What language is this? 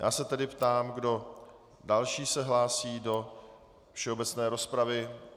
Czech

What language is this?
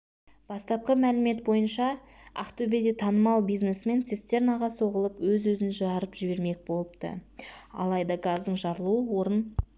Kazakh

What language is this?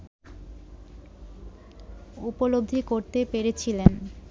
Bangla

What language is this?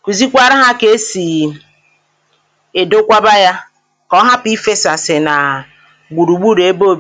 Igbo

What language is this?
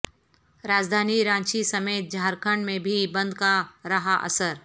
Urdu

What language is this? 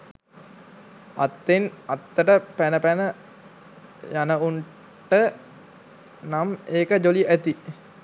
Sinhala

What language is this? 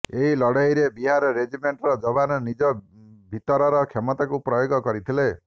Odia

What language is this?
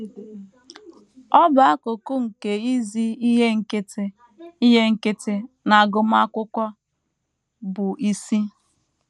Igbo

